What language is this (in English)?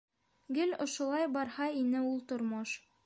Bashkir